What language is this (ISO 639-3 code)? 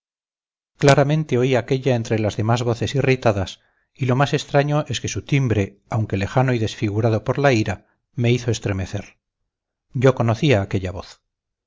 spa